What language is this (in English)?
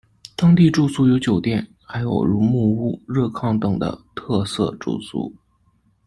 Chinese